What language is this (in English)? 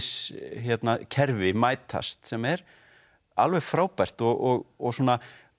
Icelandic